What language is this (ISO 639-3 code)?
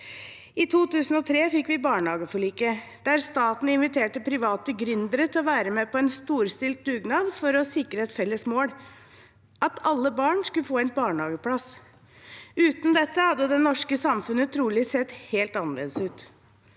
nor